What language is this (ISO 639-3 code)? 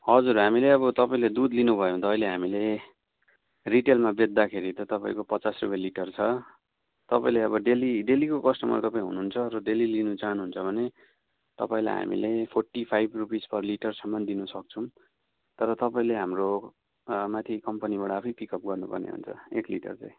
nep